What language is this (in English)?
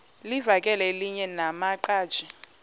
Xhosa